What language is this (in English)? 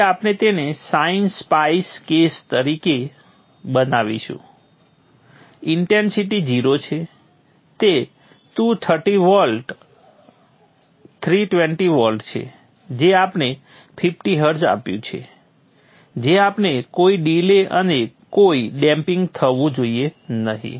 Gujarati